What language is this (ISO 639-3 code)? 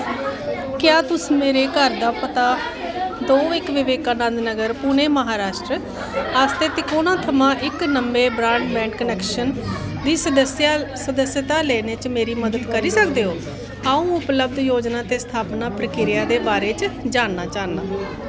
doi